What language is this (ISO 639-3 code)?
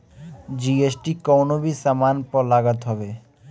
bho